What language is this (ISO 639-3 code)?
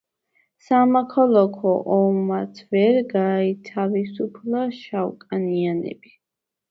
kat